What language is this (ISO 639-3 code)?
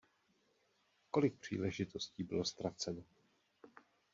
ces